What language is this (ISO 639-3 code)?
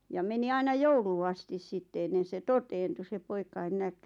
fin